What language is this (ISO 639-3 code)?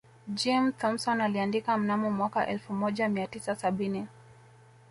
swa